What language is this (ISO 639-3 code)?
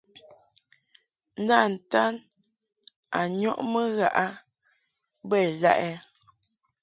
mhk